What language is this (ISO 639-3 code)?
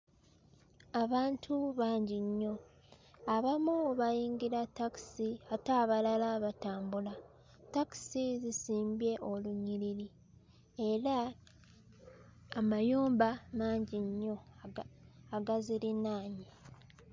lug